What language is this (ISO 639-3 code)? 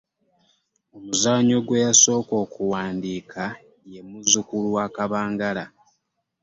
lug